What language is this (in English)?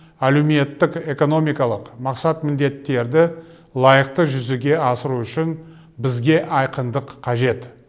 Kazakh